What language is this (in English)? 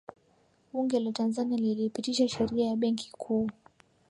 Swahili